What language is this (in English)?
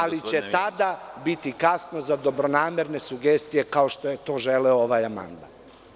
Serbian